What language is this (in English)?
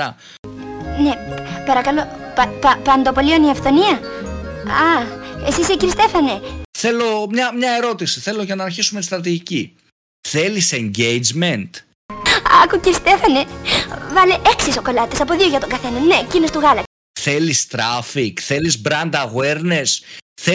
Greek